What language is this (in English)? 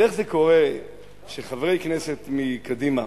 Hebrew